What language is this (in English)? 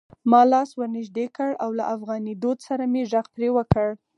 Pashto